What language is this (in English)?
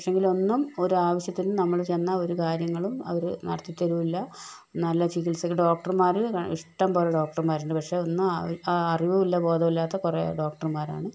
Malayalam